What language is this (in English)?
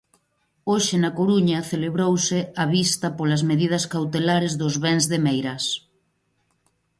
Galician